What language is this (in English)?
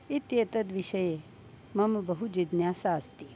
Sanskrit